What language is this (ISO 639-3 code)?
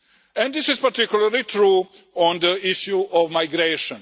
eng